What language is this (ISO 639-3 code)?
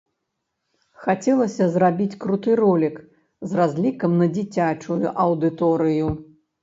bel